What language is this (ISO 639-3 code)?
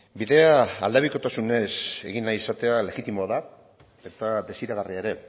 eus